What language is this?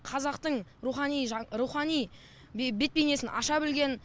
Kazakh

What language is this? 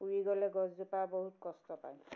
Assamese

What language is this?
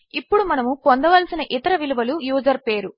Telugu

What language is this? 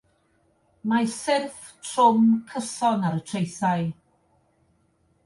Welsh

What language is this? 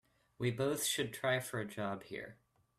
English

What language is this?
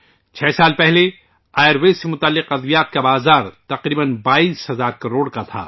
Urdu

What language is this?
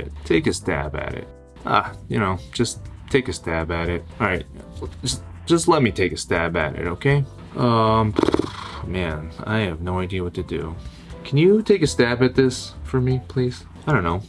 English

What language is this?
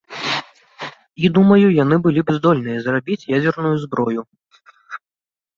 Belarusian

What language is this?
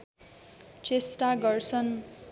Nepali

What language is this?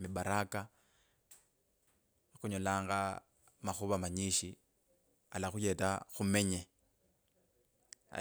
Kabras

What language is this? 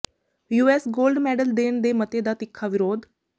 Punjabi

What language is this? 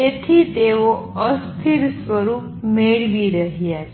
Gujarati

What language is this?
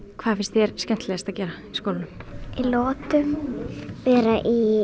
Icelandic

